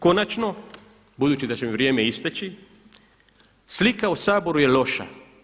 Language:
Croatian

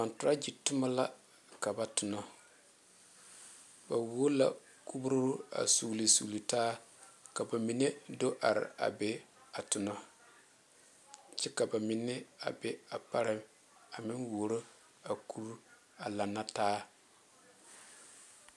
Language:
Southern Dagaare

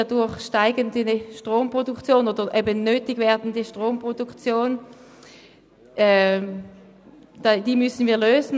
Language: Swiss German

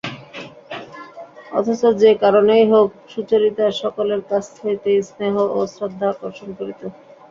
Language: Bangla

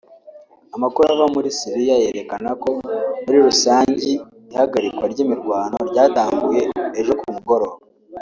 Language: Kinyarwanda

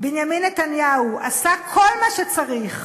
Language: Hebrew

